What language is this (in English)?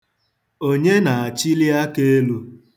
Igbo